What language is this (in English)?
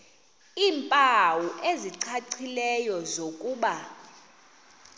Xhosa